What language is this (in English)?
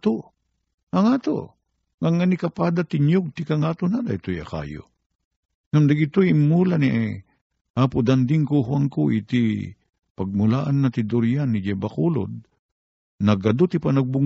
Filipino